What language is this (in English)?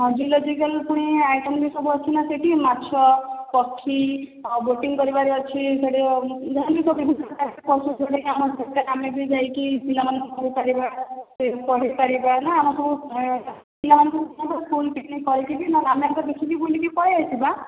Odia